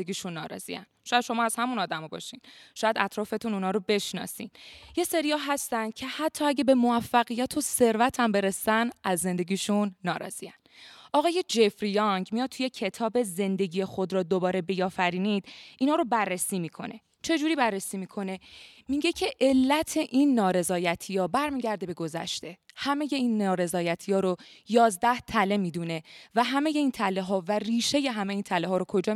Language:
Persian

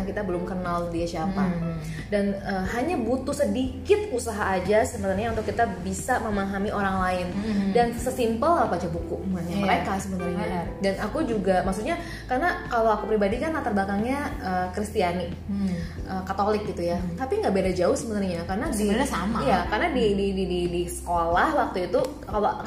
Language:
Indonesian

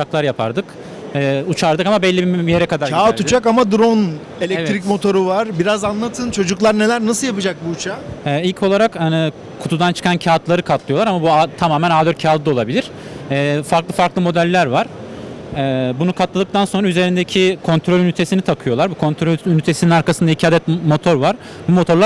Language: Turkish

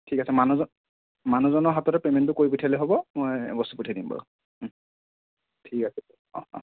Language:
Assamese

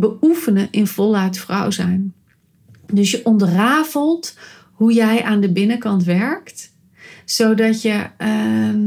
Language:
Dutch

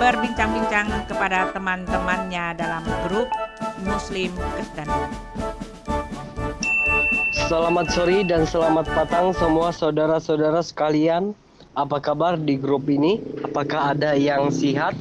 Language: Indonesian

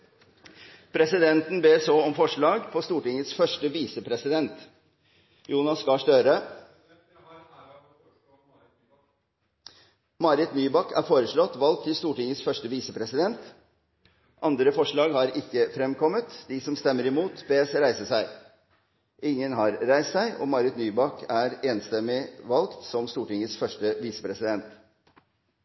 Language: Norwegian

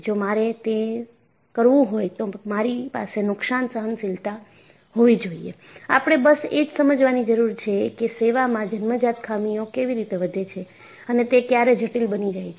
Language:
Gujarati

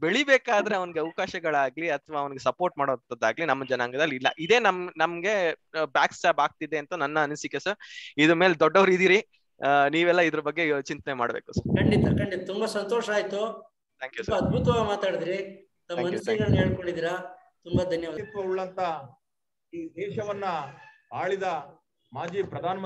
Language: Hindi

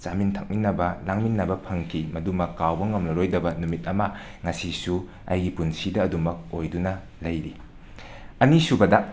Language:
Manipuri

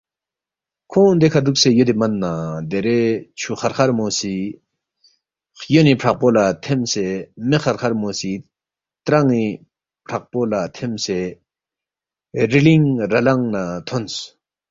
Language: Balti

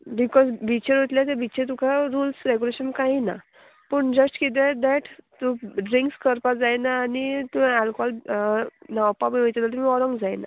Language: Konkani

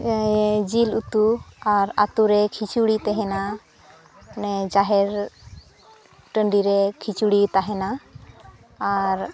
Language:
Santali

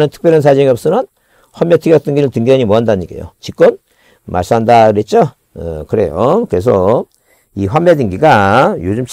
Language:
Korean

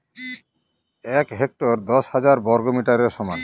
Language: Bangla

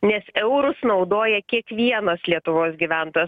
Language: Lithuanian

